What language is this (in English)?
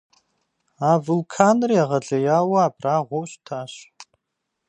Kabardian